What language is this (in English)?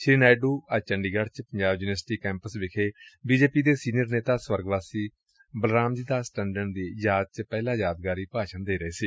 Punjabi